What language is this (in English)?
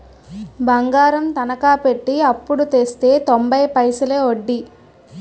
Telugu